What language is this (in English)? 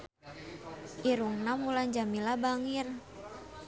Sundanese